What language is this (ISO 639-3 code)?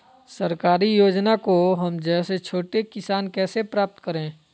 mag